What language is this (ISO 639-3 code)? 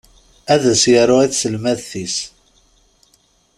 kab